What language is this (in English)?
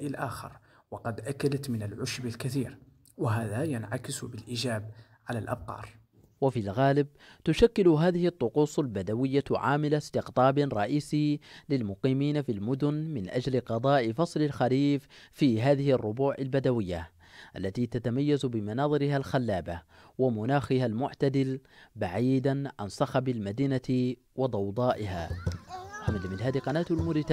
Arabic